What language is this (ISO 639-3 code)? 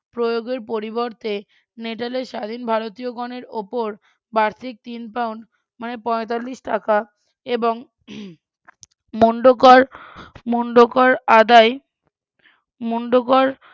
ben